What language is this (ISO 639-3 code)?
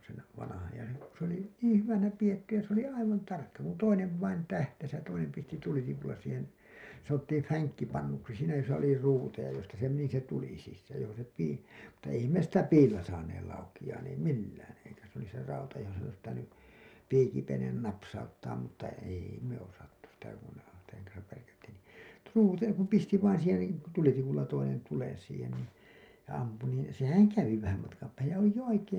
fin